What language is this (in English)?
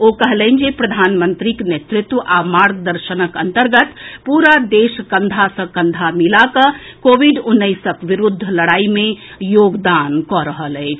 Maithili